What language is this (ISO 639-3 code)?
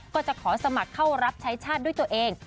tha